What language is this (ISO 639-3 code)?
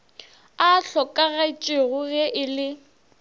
nso